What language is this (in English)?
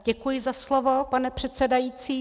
Czech